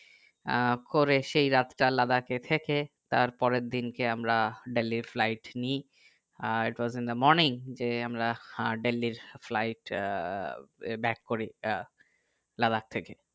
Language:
Bangla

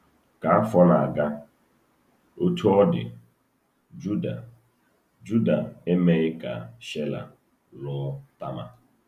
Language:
Igbo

